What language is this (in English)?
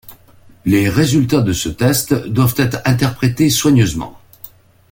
French